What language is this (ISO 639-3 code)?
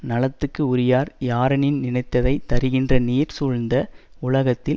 tam